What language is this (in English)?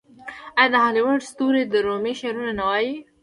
Pashto